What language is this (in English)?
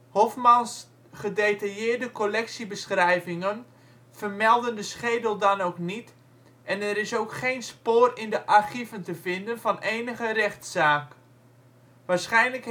Dutch